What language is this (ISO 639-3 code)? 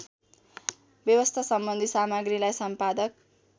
nep